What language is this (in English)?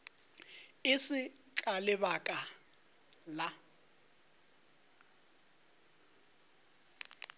Northern Sotho